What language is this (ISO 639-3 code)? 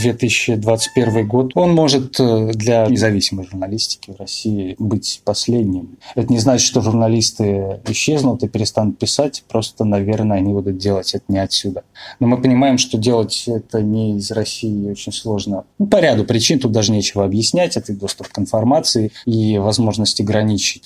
rus